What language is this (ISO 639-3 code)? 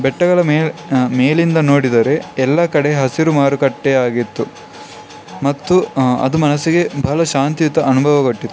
kan